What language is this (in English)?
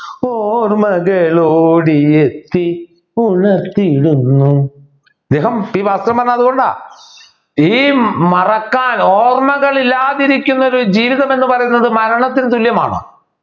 Malayalam